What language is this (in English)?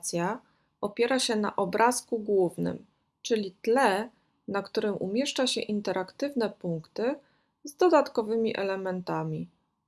Polish